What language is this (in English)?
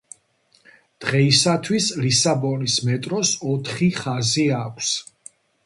Georgian